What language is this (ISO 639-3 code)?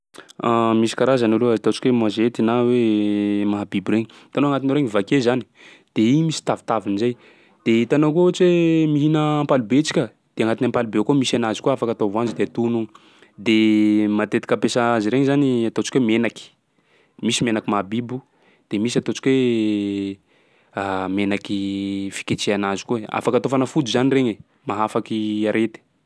skg